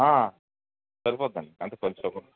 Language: Telugu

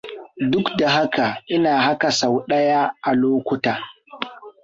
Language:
Hausa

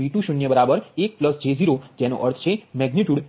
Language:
Gujarati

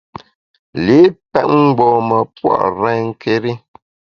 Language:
Bamun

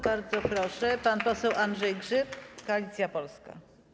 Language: Polish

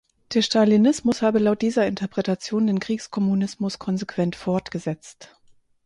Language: German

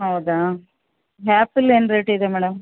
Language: Kannada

